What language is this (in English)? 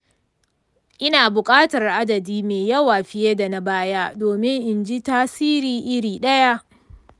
Hausa